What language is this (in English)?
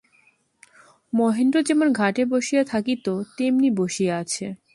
Bangla